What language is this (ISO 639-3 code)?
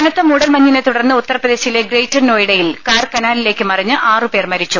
mal